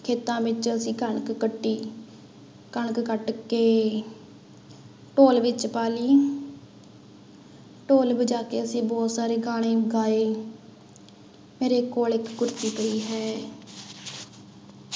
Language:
Punjabi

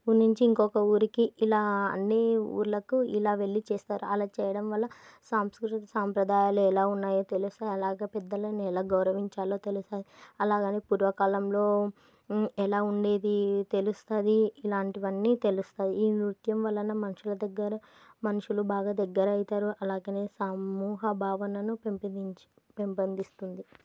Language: Telugu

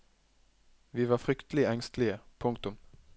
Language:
Norwegian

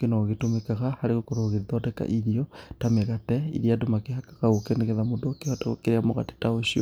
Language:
Kikuyu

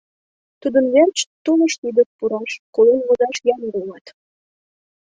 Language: Mari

